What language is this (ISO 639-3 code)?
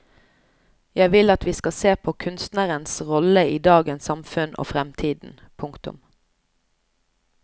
nor